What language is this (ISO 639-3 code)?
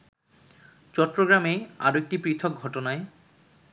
ben